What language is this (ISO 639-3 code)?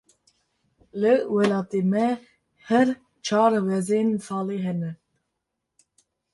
kur